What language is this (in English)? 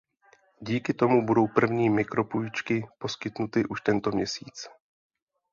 Czech